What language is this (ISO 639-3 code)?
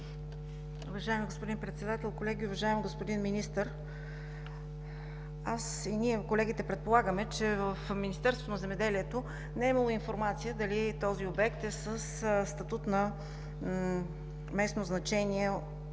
bul